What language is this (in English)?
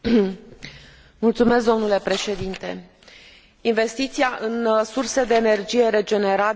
Romanian